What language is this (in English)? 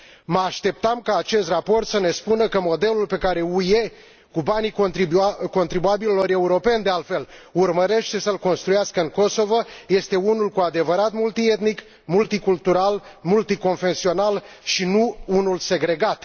Romanian